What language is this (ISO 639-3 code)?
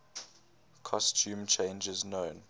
eng